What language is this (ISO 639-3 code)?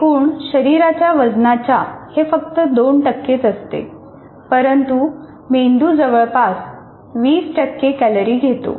mar